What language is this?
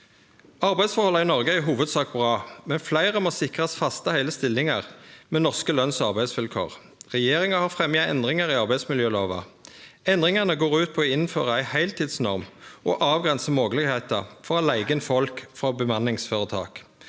Norwegian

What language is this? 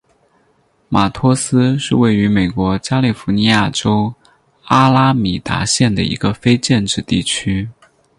Chinese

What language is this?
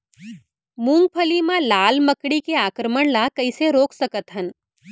Chhattisgarhi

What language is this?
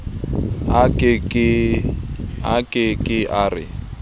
Southern Sotho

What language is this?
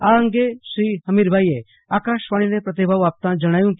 Gujarati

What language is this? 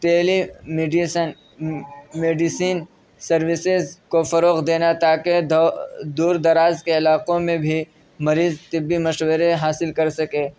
Urdu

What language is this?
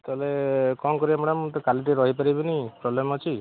Odia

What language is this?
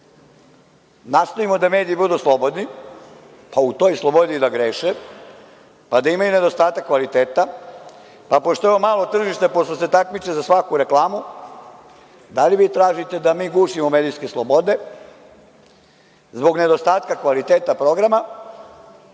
Serbian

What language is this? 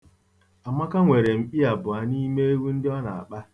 Igbo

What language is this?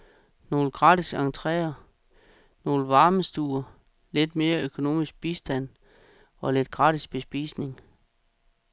Danish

